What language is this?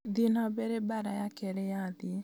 Kikuyu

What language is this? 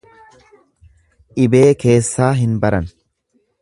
Oromo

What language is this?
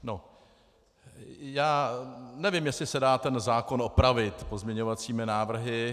Czech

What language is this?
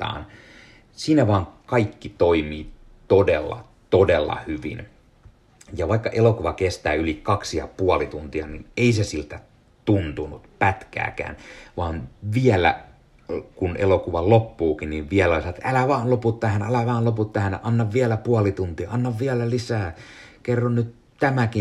Finnish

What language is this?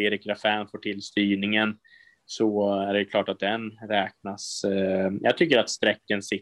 Swedish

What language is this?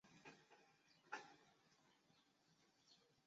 Chinese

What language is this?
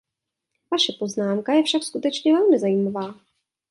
Czech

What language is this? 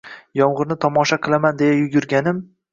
Uzbek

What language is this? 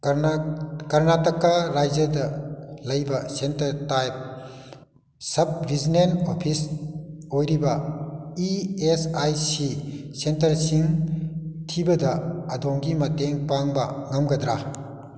Manipuri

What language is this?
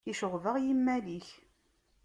Kabyle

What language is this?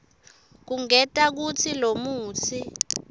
Swati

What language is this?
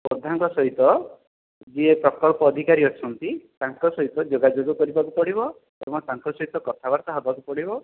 Odia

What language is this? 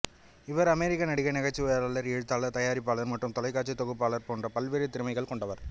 Tamil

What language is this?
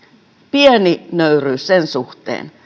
Finnish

